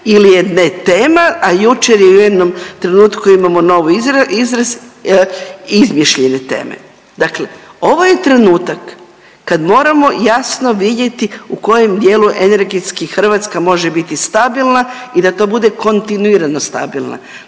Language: Croatian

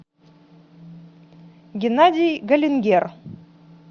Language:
Russian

